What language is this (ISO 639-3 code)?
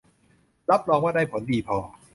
tha